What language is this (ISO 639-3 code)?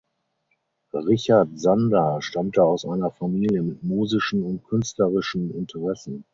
deu